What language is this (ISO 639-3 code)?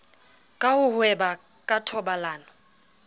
sot